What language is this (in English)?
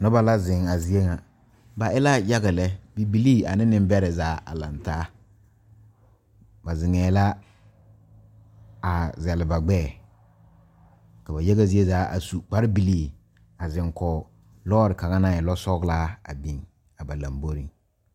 Southern Dagaare